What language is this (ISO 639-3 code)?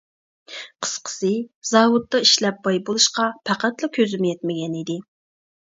uig